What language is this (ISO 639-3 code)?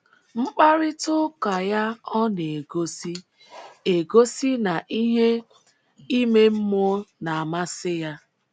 ibo